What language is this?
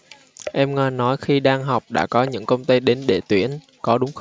Vietnamese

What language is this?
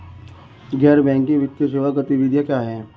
Hindi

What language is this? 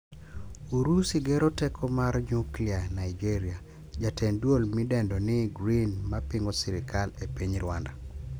Luo (Kenya and Tanzania)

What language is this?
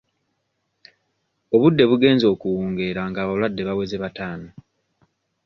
Ganda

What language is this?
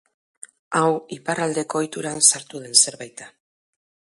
Basque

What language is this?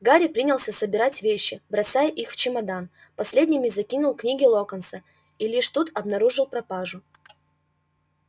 Russian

